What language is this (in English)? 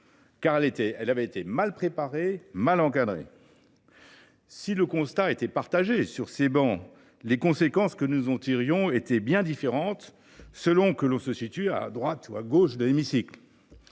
French